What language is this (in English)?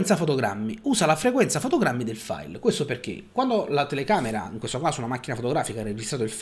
Italian